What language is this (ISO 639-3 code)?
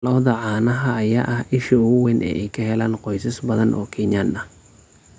som